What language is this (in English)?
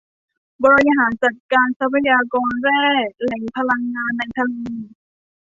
Thai